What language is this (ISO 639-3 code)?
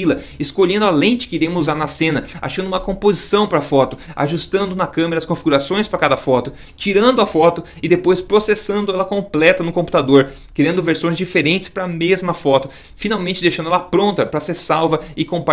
por